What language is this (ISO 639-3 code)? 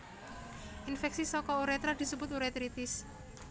jav